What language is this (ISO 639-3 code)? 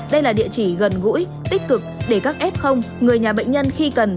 vie